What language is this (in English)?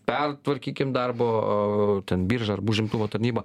Lithuanian